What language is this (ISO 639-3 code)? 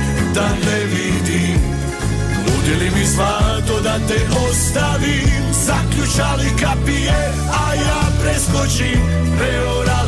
hrv